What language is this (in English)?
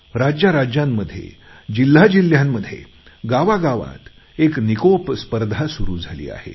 Marathi